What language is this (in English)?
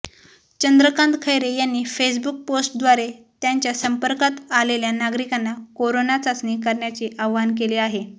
Marathi